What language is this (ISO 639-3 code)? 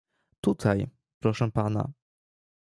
pol